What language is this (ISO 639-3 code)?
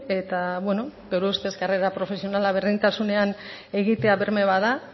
eus